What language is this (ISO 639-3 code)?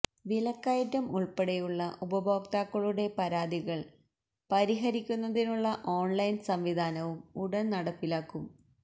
mal